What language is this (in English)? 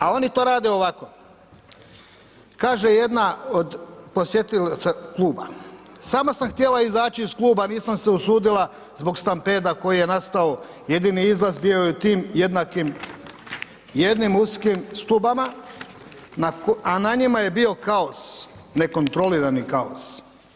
Croatian